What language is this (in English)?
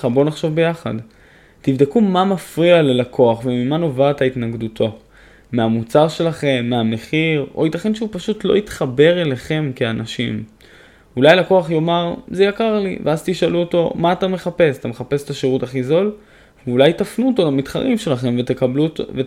Hebrew